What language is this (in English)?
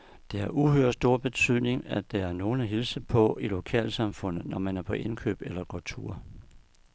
Danish